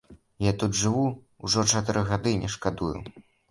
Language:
Belarusian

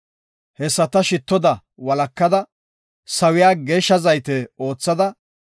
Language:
Gofa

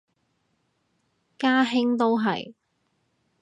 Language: Cantonese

